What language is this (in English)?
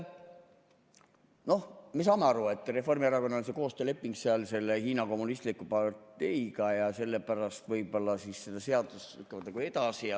Estonian